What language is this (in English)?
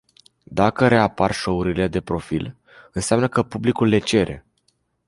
Romanian